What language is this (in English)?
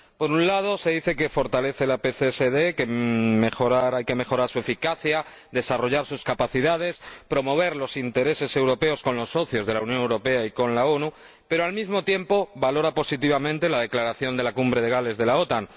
Spanish